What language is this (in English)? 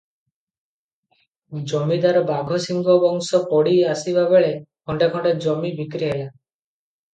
Odia